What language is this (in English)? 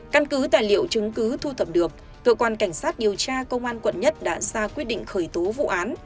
Vietnamese